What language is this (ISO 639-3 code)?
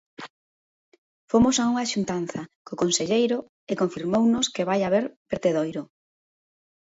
glg